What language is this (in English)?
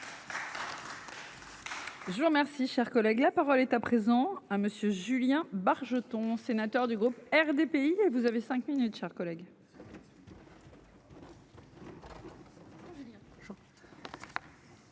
French